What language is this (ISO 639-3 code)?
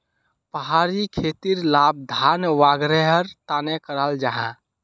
mag